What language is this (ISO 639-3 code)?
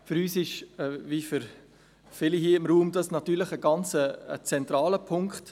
gsw